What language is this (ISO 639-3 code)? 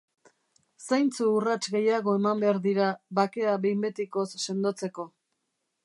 eus